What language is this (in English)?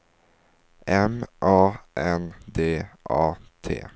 Swedish